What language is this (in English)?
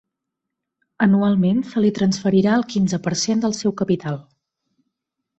Catalan